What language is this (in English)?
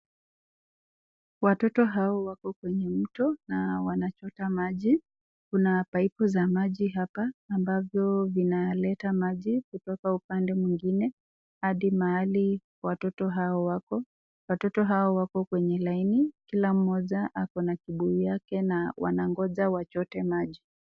Swahili